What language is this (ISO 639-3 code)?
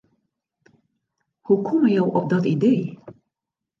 fry